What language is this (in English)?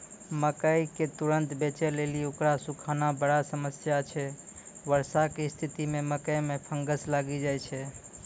Maithili